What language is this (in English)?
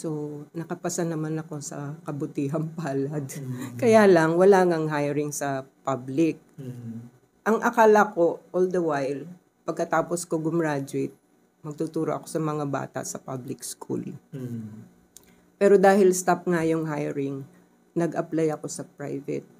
Filipino